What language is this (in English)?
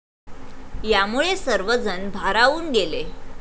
Marathi